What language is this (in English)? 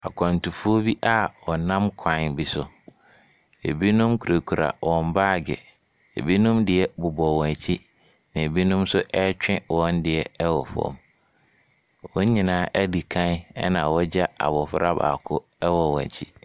Akan